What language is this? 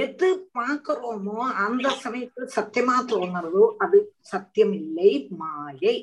Tamil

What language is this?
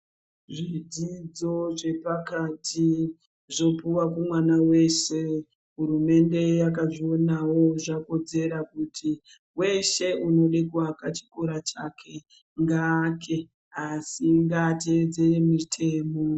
Ndau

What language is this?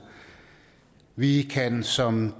Danish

